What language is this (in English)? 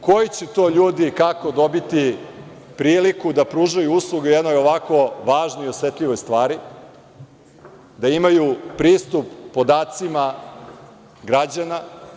Serbian